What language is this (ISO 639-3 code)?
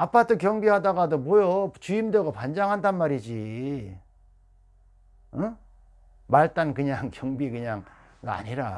kor